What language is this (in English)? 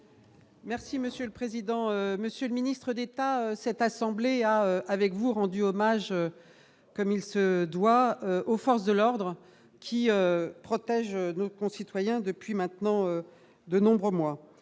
French